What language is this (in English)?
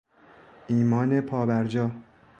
Persian